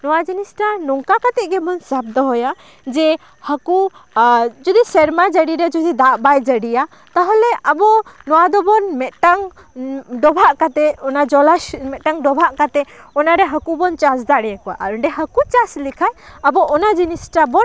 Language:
Santali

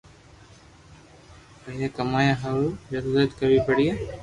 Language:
Loarki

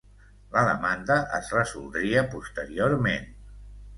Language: Catalan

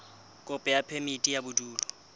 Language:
Southern Sotho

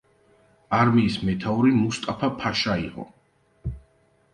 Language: Georgian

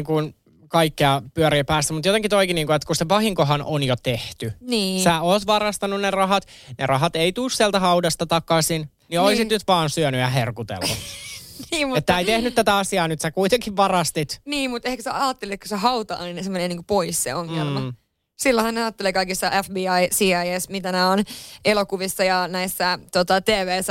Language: Finnish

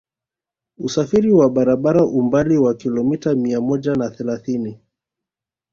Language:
Swahili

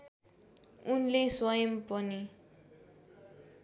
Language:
Nepali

